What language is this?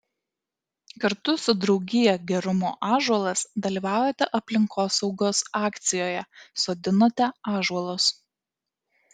Lithuanian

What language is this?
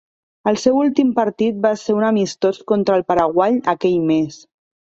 Catalan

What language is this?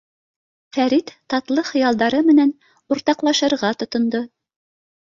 Bashkir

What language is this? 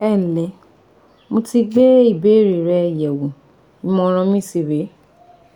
Yoruba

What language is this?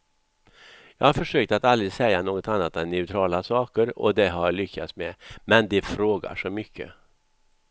Swedish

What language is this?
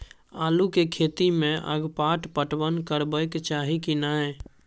Maithili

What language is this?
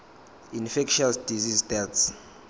Zulu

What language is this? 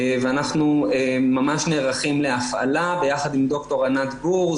Hebrew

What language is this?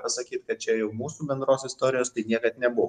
Lithuanian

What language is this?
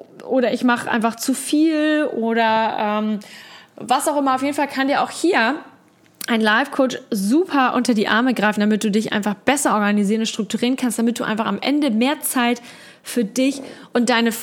German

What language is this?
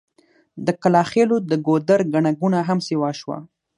Pashto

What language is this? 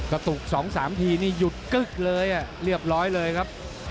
Thai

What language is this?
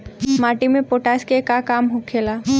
Bhojpuri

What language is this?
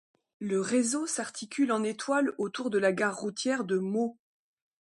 French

